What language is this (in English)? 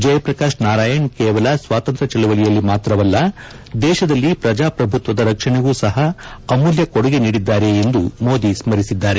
Kannada